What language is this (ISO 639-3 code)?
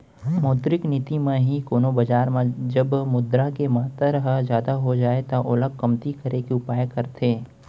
hne